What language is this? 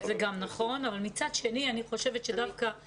Hebrew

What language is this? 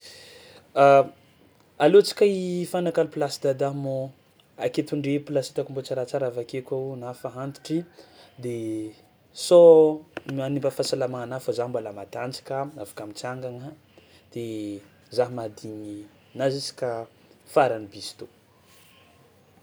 Tsimihety Malagasy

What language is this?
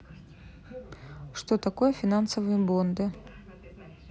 Russian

